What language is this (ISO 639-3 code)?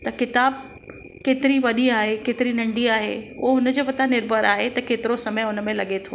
snd